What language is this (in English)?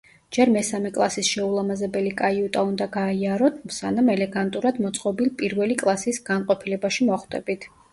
Georgian